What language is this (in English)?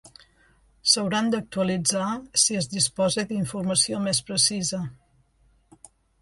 Catalan